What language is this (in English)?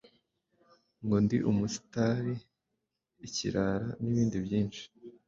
Kinyarwanda